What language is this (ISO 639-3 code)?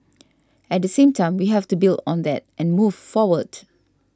eng